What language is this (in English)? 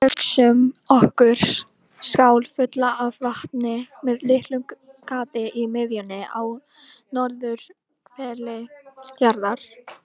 Icelandic